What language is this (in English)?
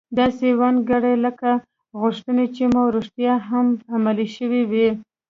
Pashto